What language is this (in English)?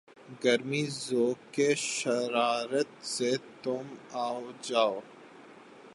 Urdu